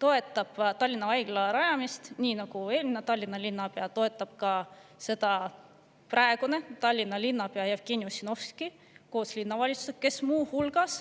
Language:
Estonian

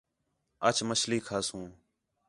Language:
Khetrani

